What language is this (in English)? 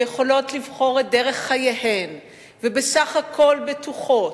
Hebrew